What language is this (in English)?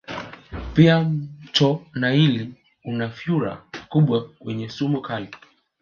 Swahili